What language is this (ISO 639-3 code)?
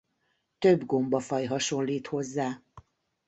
hun